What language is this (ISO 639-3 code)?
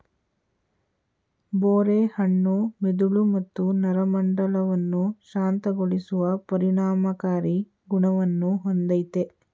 kan